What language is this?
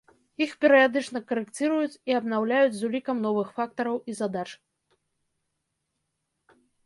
Belarusian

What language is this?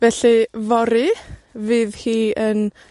Welsh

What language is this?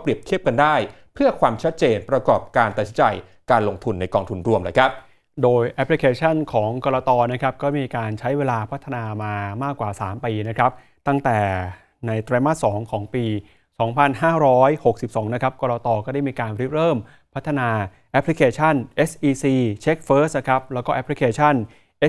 Thai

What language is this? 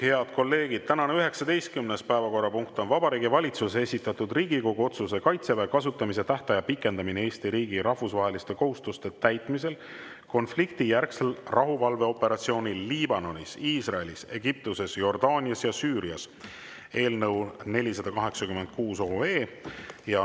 Estonian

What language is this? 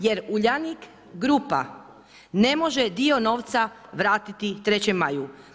Croatian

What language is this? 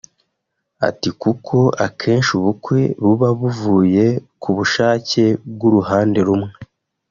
Kinyarwanda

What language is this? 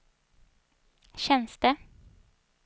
Swedish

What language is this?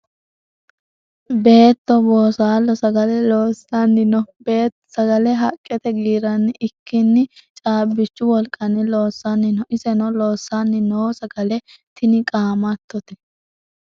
Sidamo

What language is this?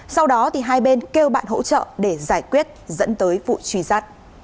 Vietnamese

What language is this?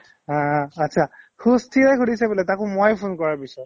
Assamese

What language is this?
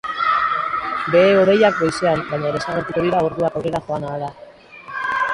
Basque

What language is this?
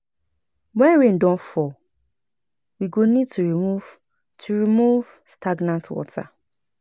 Nigerian Pidgin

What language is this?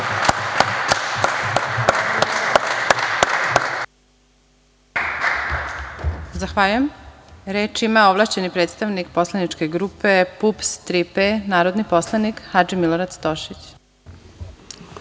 Serbian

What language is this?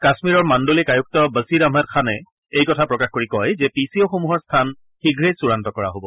Assamese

